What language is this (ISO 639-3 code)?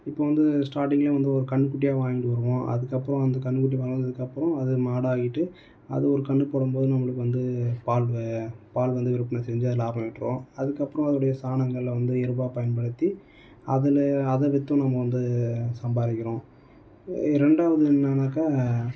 tam